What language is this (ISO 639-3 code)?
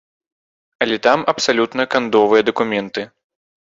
bel